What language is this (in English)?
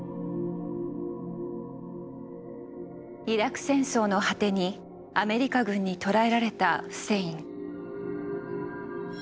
Japanese